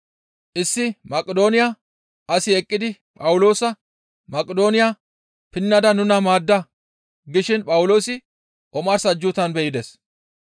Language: Gamo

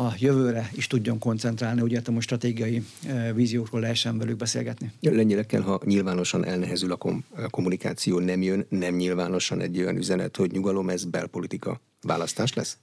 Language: Hungarian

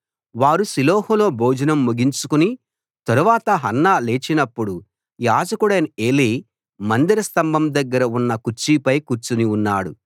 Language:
Telugu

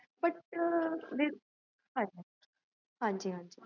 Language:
Punjabi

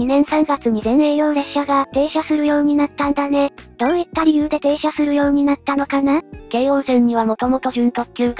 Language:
Japanese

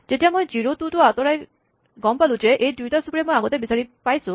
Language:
Assamese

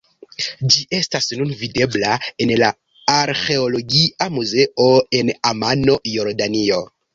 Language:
Esperanto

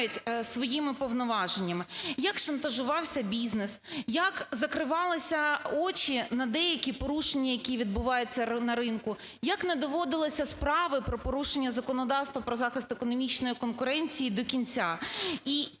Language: Ukrainian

